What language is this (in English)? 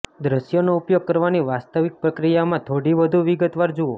Gujarati